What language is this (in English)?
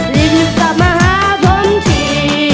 Thai